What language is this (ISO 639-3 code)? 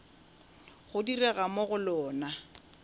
nso